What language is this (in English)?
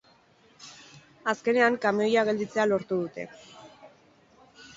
Basque